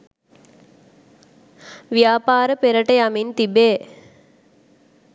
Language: Sinhala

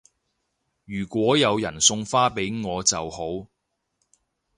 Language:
Cantonese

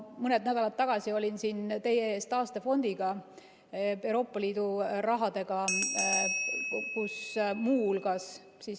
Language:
Estonian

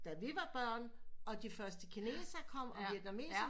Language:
Danish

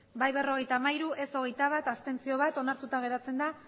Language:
Basque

